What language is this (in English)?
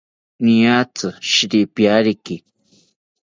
South Ucayali Ashéninka